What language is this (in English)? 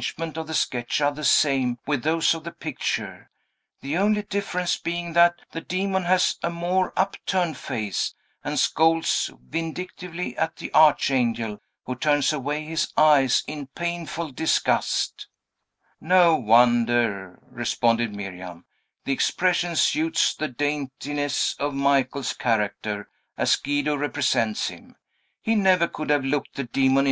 English